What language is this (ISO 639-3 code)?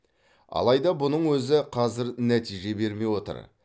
kaz